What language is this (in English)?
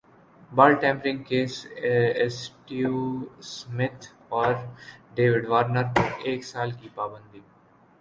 Urdu